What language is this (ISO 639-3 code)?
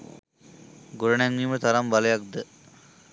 sin